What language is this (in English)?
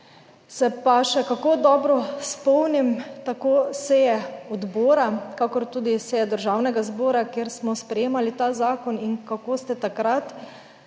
Slovenian